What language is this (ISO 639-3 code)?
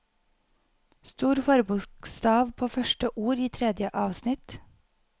nor